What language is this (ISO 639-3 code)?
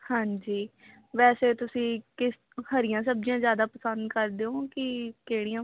pan